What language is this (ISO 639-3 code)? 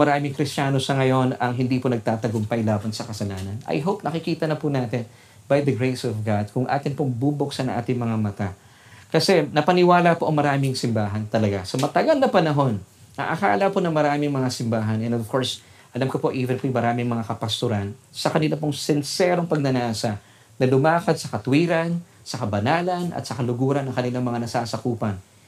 fil